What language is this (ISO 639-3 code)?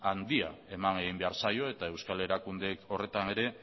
eus